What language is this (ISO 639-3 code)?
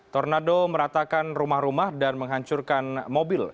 ind